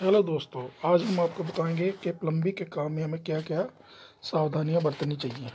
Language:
Hindi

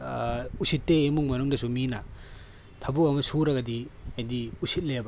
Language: Manipuri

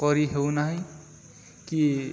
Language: Odia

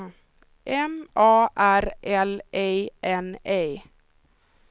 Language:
Swedish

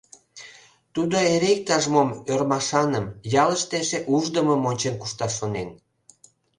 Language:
Mari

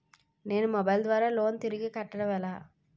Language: Telugu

